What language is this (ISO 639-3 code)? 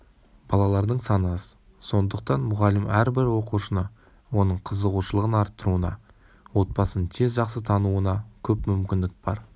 kaz